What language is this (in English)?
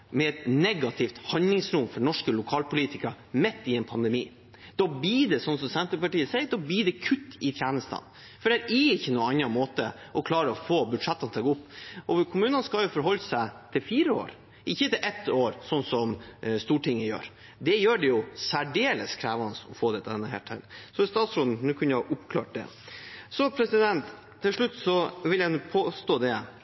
Norwegian Bokmål